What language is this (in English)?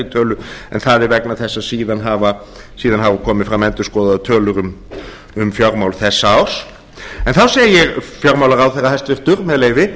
Icelandic